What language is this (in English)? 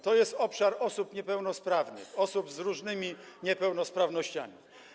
Polish